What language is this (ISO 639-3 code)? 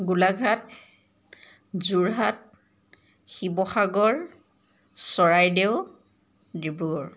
asm